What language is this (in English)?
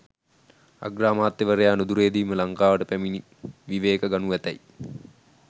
Sinhala